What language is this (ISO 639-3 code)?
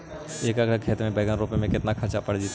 mag